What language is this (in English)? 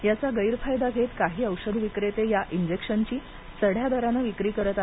Marathi